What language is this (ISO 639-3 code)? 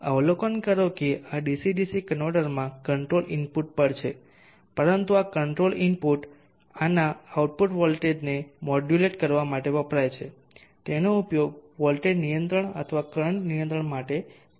guj